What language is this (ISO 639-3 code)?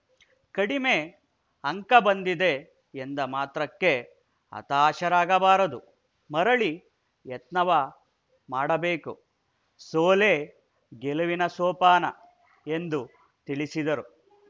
kan